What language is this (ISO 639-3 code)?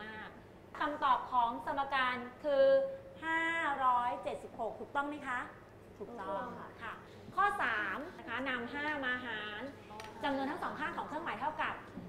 tha